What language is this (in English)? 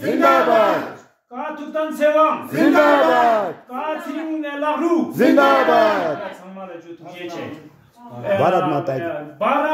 Romanian